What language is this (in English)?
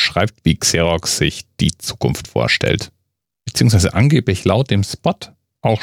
German